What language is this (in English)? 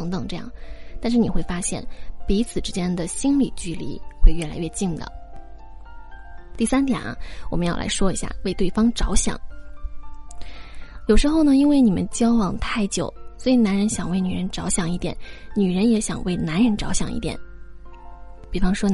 Chinese